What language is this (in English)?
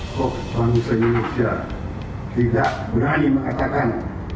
Indonesian